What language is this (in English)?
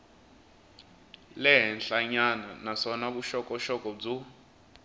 Tsonga